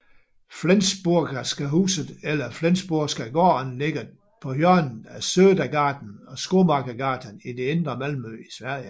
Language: Danish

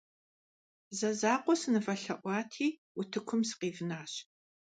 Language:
Kabardian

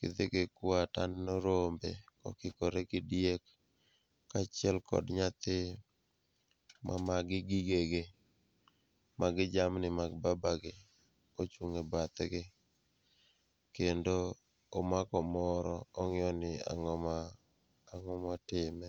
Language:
Luo (Kenya and Tanzania)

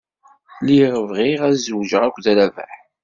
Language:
Kabyle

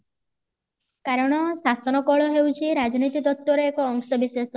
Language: Odia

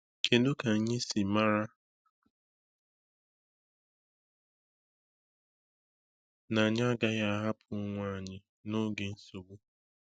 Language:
Igbo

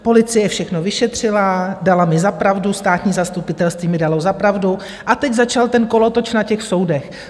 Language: Czech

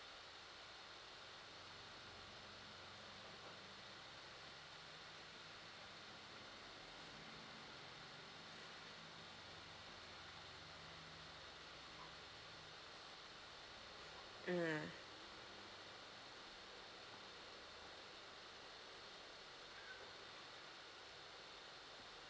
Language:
English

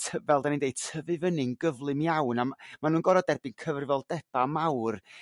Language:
Welsh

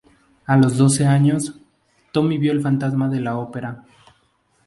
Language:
Spanish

